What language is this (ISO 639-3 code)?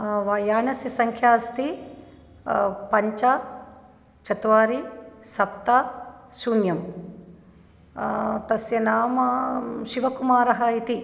san